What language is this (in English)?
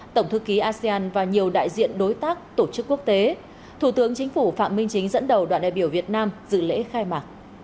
Vietnamese